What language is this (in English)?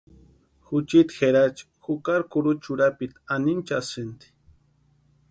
Western Highland Purepecha